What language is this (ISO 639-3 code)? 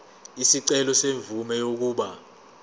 zul